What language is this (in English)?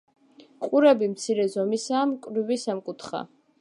Georgian